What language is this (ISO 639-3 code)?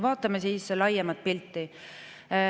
est